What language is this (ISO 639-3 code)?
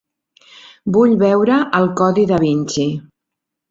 cat